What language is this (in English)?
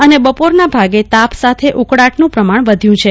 Gujarati